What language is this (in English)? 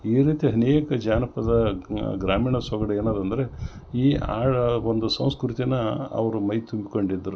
Kannada